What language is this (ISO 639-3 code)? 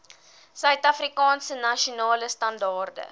afr